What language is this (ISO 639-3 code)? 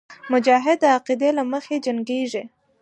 pus